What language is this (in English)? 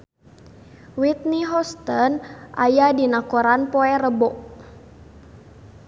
Sundanese